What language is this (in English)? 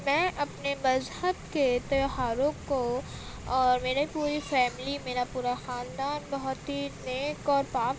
Urdu